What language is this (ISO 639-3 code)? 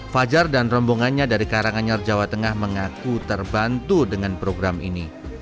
ind